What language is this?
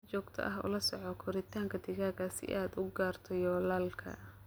Somali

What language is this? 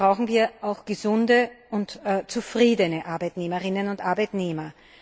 German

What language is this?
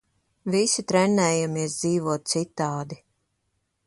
Latvian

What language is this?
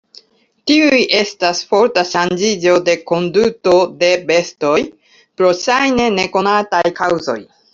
Esperanto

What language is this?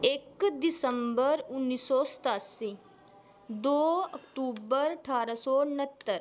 Dogri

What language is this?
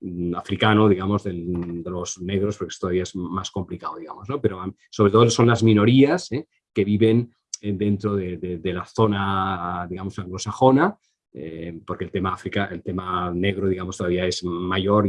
Spanish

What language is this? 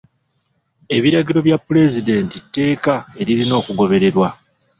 Ganda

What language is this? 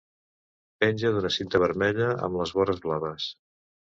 Catalan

